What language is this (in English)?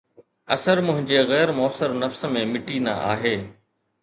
Sindhi